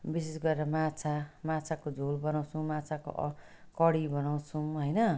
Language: Nepali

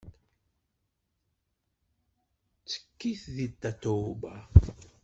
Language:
Kabyle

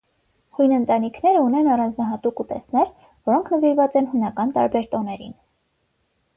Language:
Armenian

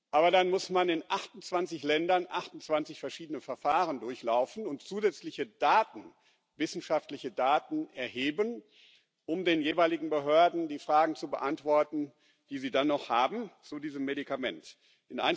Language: German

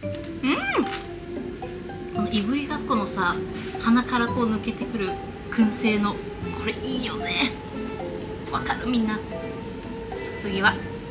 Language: Japanese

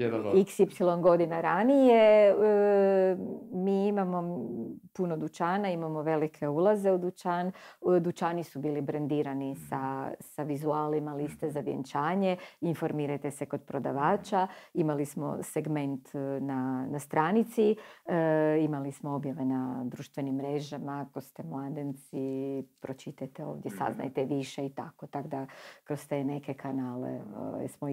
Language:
Croatian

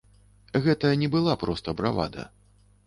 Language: Belarusian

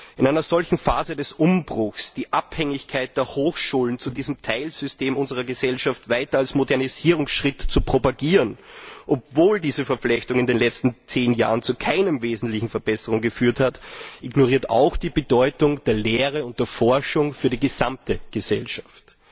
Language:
German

